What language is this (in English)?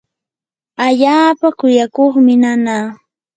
Yanahuanca Pasco Quechua